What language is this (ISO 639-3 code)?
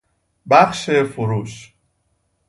fas